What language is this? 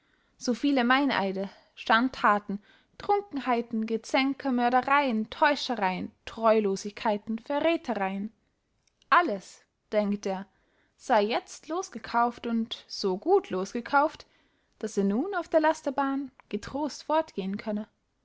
German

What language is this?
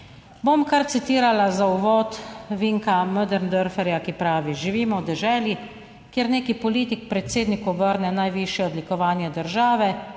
Slovenian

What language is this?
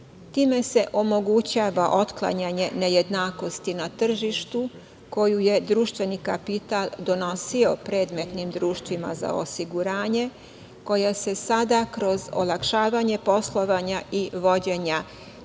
Serbian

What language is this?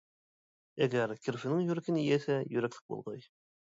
Uyghur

